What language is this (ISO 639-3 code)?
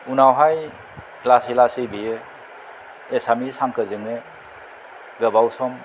brx